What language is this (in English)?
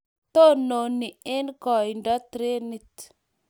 Kalenjin